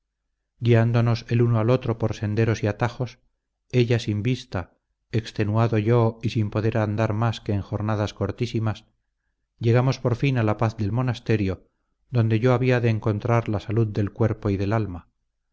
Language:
Spanish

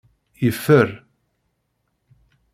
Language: Kabyle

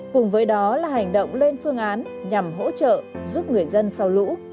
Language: Vietnamese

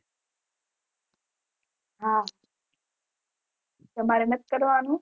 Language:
Gujarati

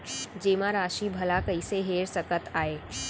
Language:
Chhattisgarhi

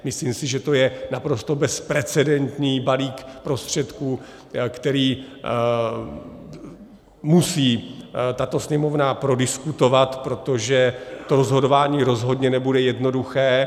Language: Czech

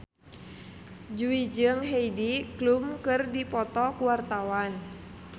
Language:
Sundanese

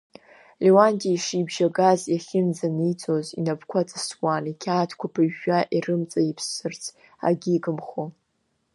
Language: Abkhazian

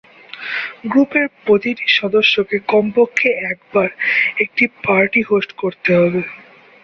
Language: Bangla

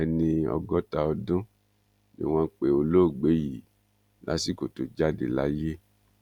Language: Yoruba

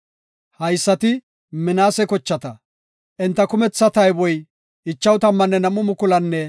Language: Gofa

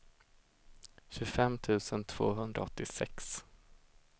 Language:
Swedish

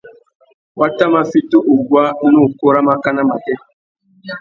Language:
Tuki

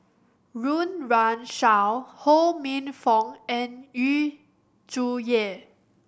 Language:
English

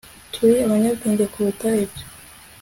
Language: Kinyarwanda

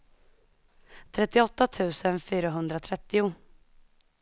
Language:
Swedish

